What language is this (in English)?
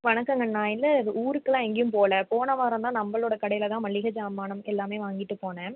Tamil